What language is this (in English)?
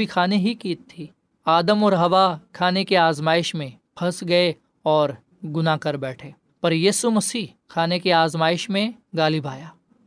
Urdu